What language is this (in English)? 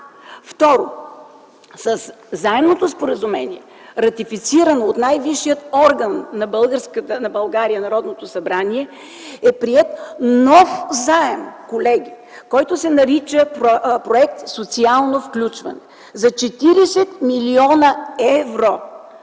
Bulgarian